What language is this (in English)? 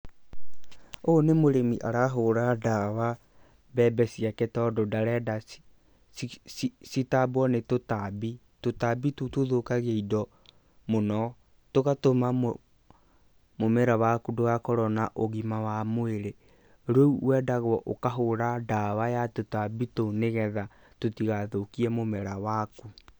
Kikuyu